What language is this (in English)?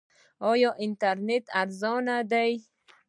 Pashto